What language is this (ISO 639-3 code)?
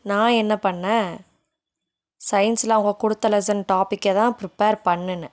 tam